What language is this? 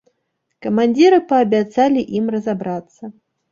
Belarusian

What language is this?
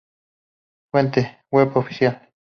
Spanish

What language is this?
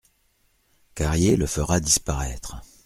French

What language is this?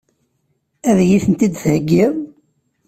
Kabyle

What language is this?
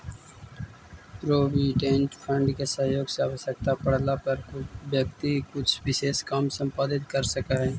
Magahi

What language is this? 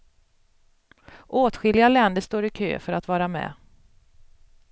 Swedish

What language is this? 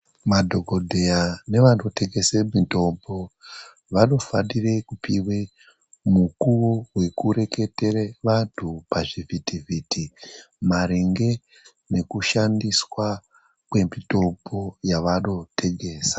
Ndau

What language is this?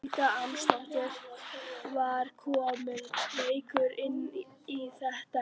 Icelandic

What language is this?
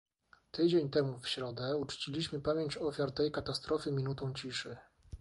Polish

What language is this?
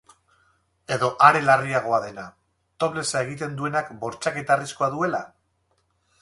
Basque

